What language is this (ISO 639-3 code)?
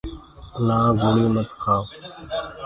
ggg